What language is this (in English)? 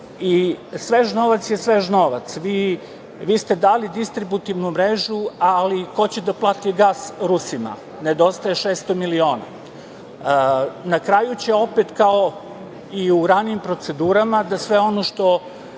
Serbian